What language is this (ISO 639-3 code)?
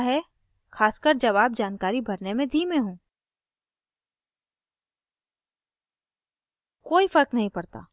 hin